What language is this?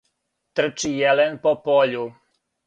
Serbian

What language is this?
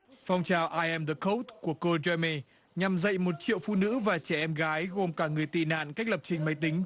Vietnamese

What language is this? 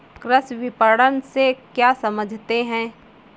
Hindi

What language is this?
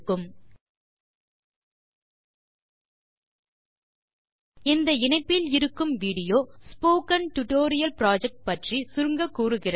Tamil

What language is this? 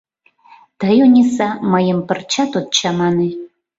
Mari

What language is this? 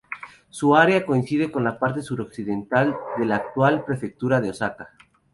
Spanish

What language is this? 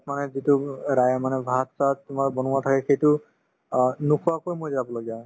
Assamese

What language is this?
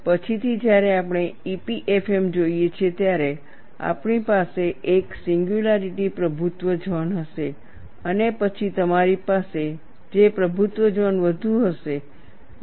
Gujarati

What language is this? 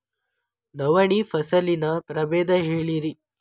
Kannada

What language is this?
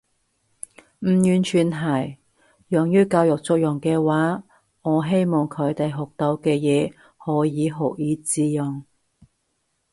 Cantonese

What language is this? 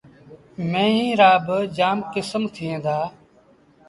Sindhi Bhil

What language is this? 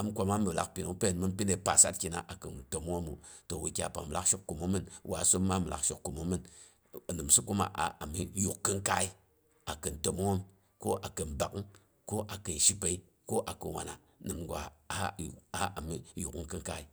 Boghom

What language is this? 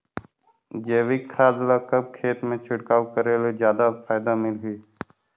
Chhattisgarhi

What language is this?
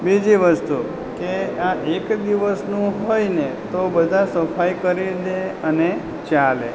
Gujarati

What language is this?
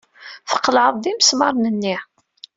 Kabyle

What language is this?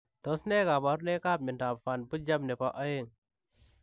Kalenjin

